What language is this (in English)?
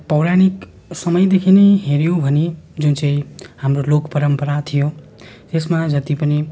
Nepali